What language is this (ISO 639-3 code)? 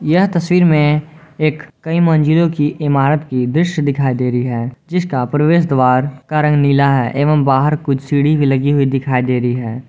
hin